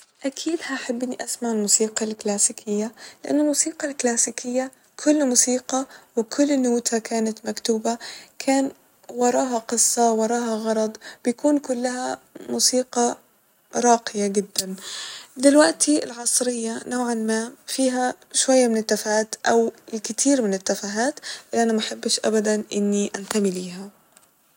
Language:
Egyptian Arabic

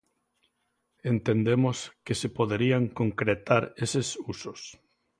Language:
Galician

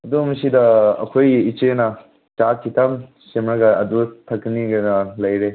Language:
Manipuri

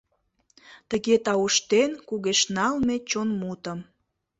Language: Mari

